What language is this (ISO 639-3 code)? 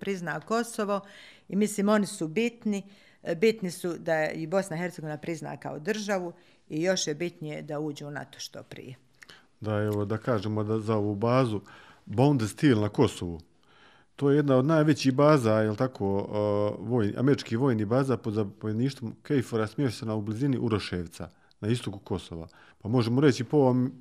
hrv